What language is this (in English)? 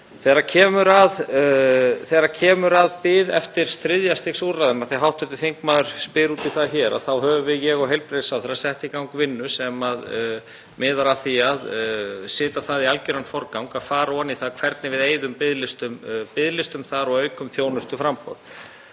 Icelandic